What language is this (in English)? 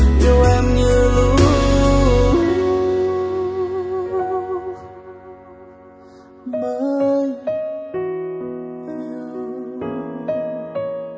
Vietnamese